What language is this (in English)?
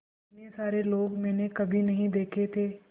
Hindi